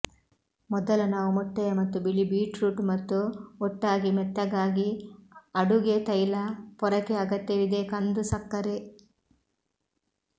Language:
Kannada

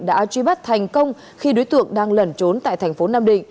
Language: Vietnamese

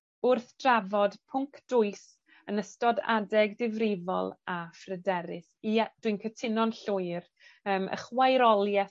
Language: Welsh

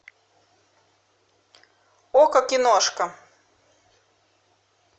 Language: Russian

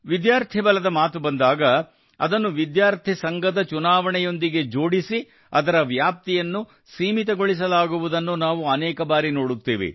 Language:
Kannada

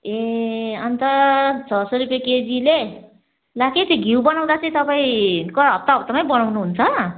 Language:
Nepali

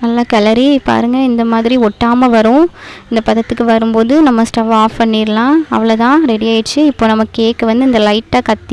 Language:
Indonesian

